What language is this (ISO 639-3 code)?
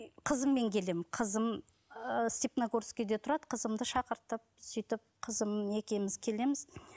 kaz